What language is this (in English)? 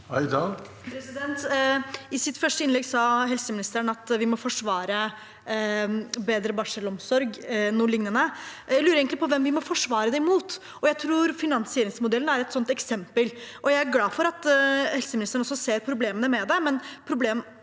Norwegian